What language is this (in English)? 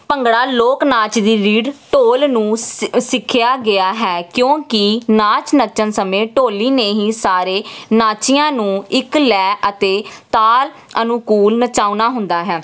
Punjabi